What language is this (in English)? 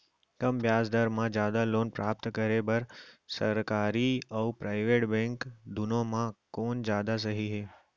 Chhattisgarhi